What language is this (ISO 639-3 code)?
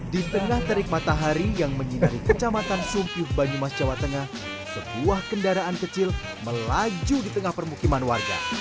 ind